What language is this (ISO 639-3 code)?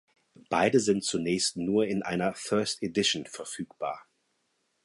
deu